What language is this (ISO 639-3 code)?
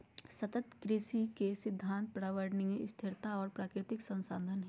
mag